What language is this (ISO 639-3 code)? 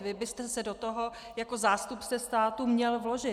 ces